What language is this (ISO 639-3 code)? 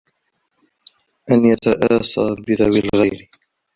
ara